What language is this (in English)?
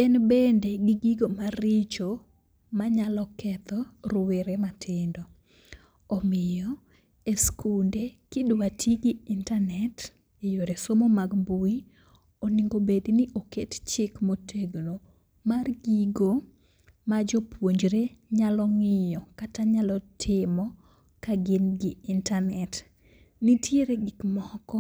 Luo (Kenya and Tanzania)